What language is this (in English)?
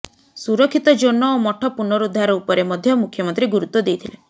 Odia